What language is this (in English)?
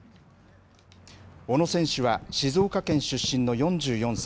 Japanese